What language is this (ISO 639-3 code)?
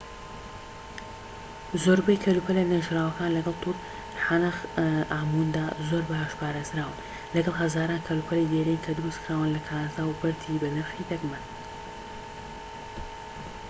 ckb